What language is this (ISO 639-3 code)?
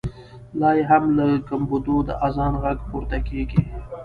pus